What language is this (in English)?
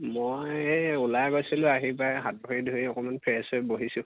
Assamese